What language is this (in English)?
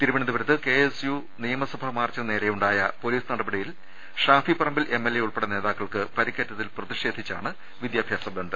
Malayalam